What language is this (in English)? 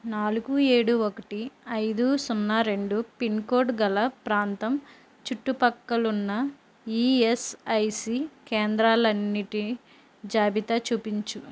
Telugu